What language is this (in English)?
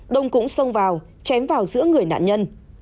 Vietnamese